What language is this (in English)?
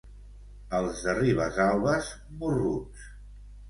Catalan